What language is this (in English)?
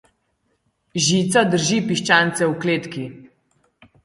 Slovenian